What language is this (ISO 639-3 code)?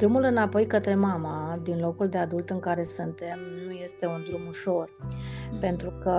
ron